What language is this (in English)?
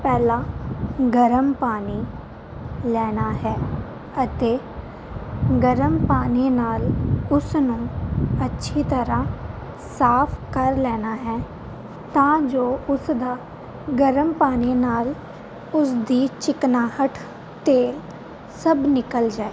Punjabi